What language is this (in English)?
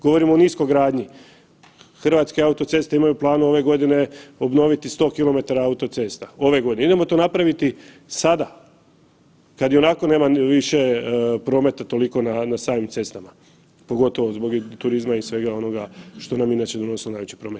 Croatian